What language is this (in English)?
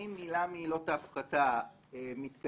Hebrew